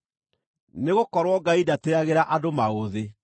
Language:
Kikuyu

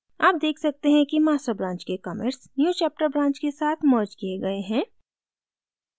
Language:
Hindi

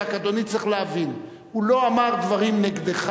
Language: Hebrew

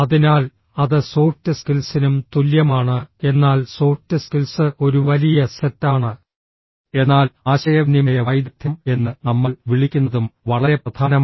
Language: Malayalam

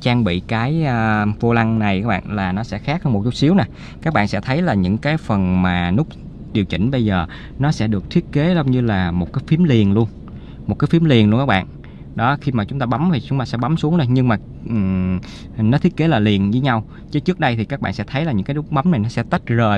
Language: Vietnamese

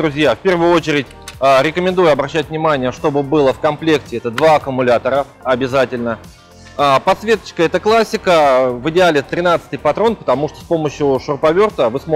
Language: Russian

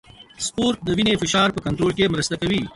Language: Pashto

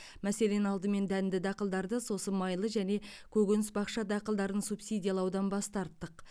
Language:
Kazakh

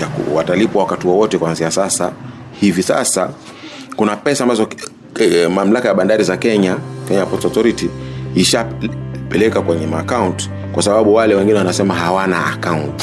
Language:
Swahili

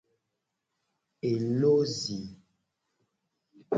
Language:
Gen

